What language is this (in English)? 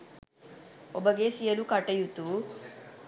Sinhala